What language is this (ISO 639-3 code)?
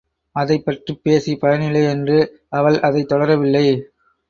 tam